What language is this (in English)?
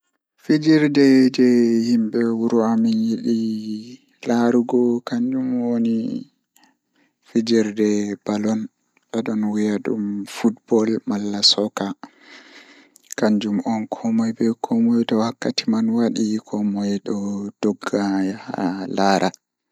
Fula